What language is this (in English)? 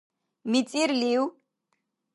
Dargwa